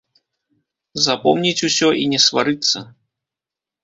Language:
Belarusian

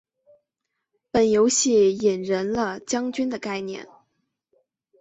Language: Chinese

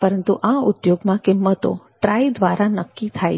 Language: Gujarati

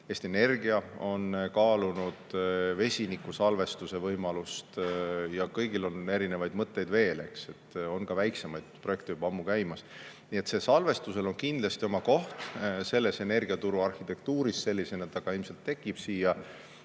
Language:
Estonian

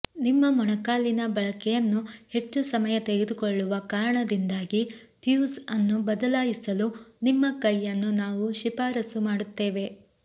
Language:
Kannada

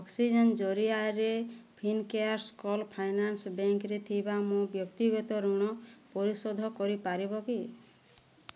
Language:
Odia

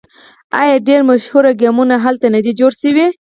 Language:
Pashto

